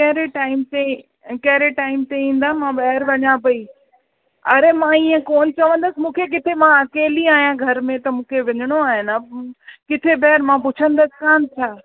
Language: Sindhi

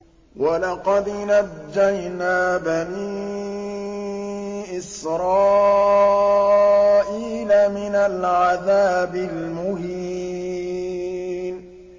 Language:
Arabic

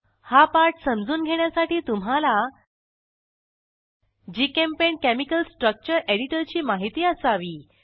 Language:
Marathi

